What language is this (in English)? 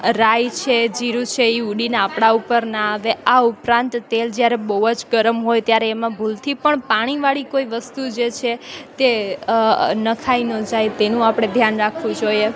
Gujarati